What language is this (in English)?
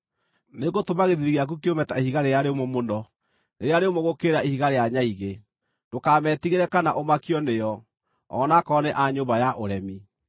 Kikuyu